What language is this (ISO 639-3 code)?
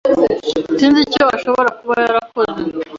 kin